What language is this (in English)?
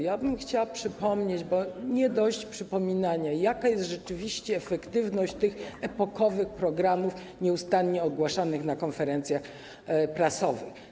Polish